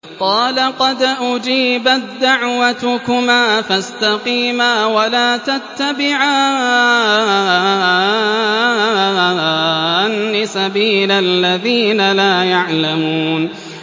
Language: Arabic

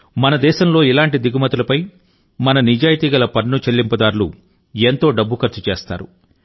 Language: Telugu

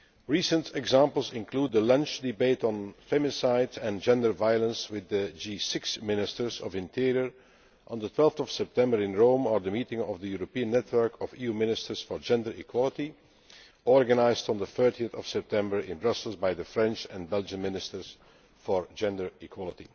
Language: English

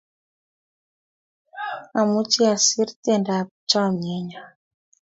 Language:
Kalenjin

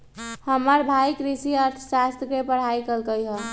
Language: Magahi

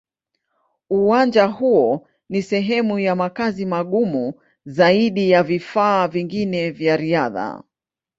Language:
Swahili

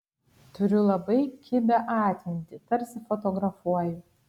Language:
Lithuanian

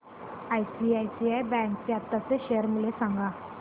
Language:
Marathi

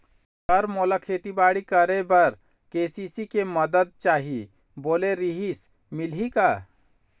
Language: Chhattisgarhi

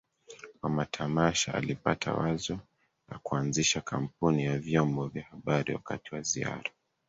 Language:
Swahili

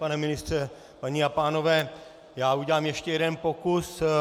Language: Czech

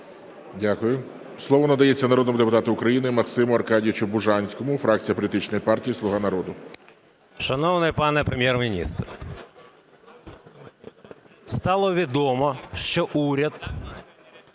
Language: Ukrainian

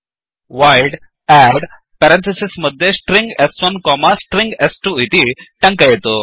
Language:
Sanskrit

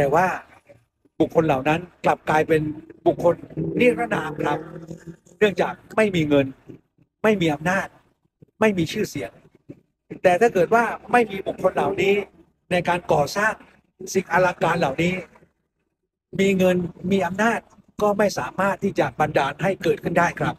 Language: Thai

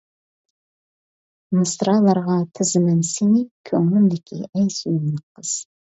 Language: Uyghur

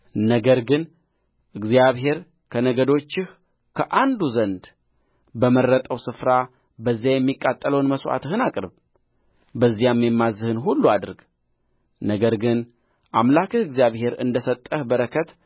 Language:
Amharic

